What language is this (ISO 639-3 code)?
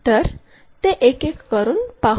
mar